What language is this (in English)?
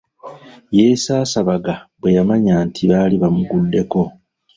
Ganda